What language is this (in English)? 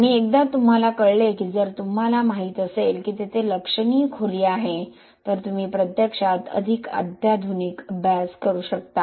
Marathi